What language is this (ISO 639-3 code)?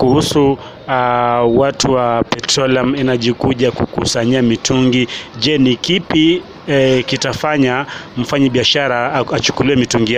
swa